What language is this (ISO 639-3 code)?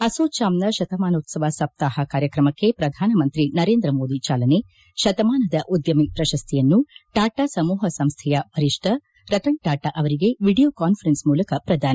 kan